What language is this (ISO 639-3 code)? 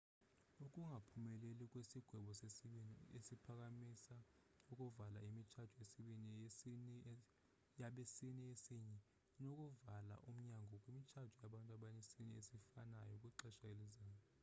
xho